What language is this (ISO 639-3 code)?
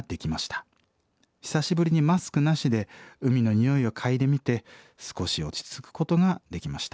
jpn